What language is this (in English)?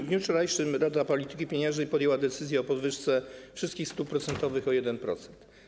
Polish